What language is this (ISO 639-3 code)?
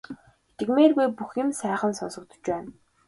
mon